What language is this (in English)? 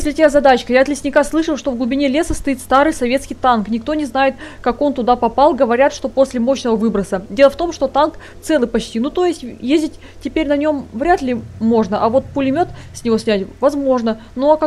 Russian